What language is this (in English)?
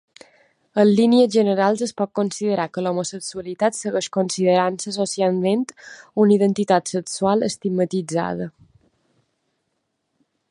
Catalan